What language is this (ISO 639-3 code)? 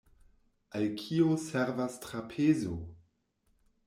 epo